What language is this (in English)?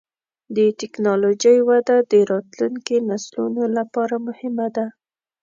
Pashto